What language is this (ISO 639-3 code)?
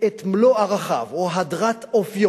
heb